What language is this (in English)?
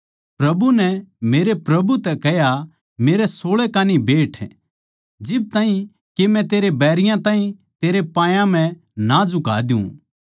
Haryanvi